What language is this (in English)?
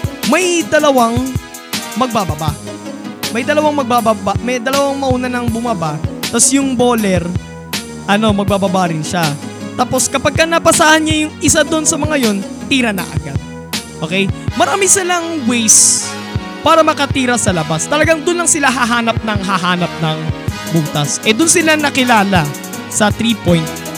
Filipino